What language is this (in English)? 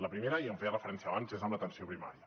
Catalan